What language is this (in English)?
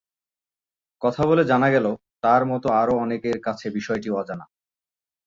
Bangla